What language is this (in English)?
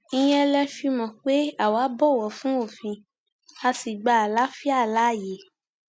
Yoruba